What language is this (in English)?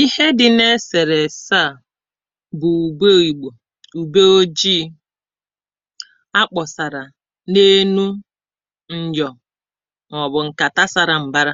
Igbo